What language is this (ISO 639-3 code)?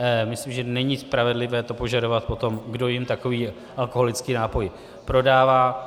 ces